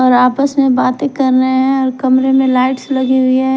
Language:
Hindi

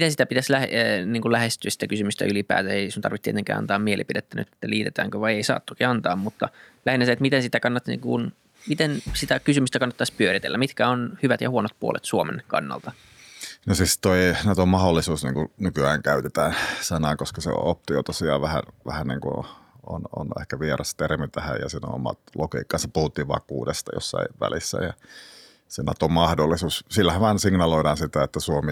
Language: Finnish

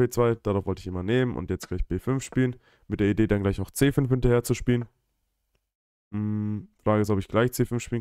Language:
German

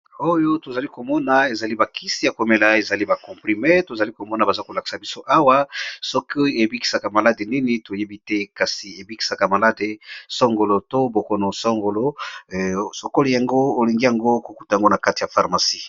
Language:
Lingala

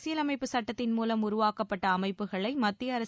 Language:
Tamil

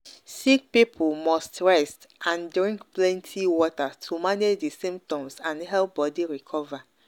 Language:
Nigerian Pidgin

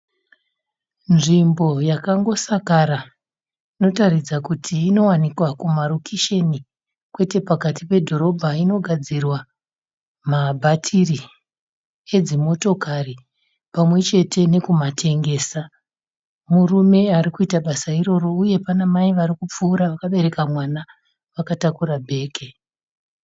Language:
Shona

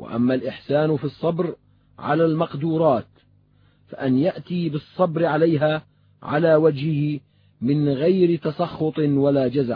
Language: Arabic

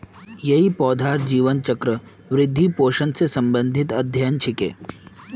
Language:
Magahi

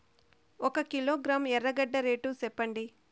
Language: Telugu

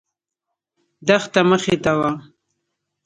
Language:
Pashto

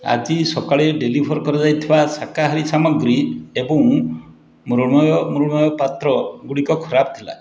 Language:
Odia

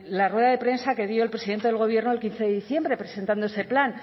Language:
Spanish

